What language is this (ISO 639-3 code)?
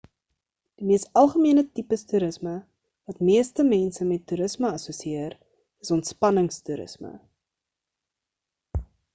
afr